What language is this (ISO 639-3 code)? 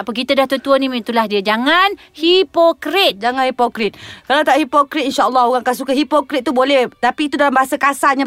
msa